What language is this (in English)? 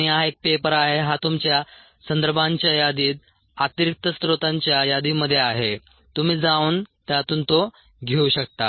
Marathi